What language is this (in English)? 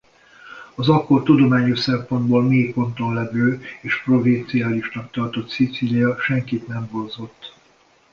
Hungarian